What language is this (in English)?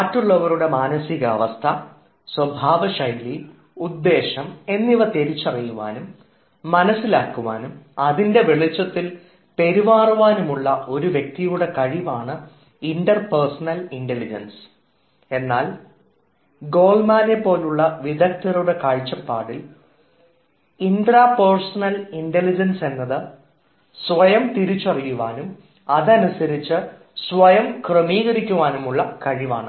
Malayalam